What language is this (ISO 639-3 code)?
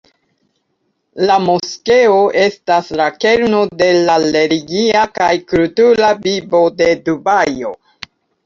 epo